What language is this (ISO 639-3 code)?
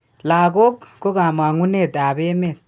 kln